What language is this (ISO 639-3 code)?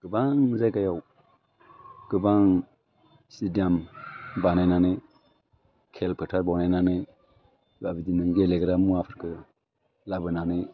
brx